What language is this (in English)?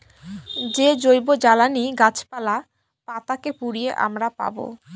Bangla